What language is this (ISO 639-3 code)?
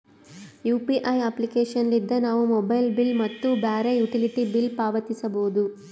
kan